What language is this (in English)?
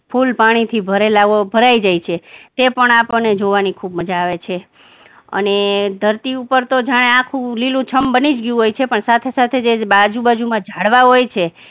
Gujarati